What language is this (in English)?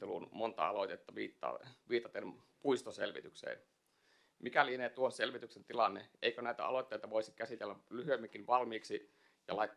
Finnish